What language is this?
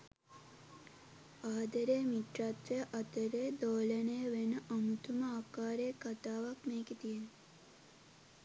Sinhala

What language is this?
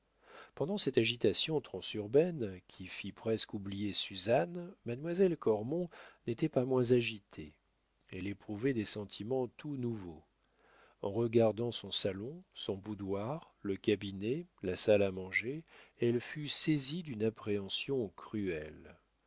French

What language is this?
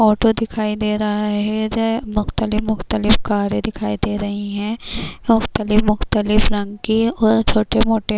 Urdu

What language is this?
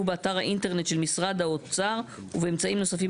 Hebrew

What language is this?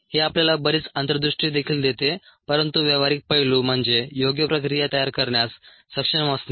Marathi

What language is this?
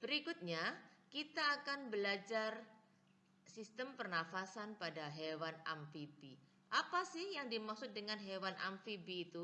Indonesian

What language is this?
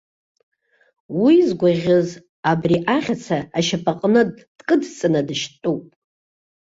Abkhazian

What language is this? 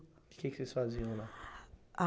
Portuguese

